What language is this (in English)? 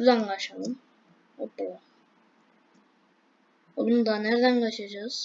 Turkish